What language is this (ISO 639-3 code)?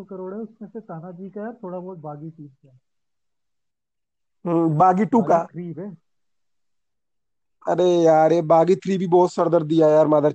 hin